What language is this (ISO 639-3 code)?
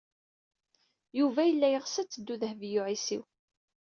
kab